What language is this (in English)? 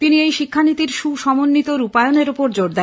Bangla